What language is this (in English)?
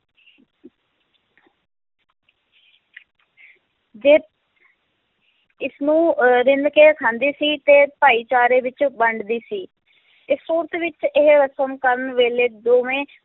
Punjabi